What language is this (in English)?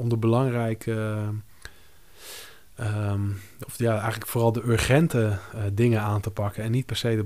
Dutch